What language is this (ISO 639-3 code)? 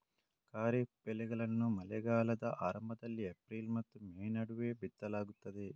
kan